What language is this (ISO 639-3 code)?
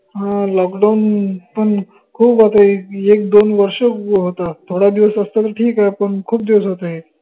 mar